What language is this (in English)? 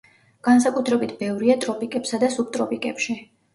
Georgian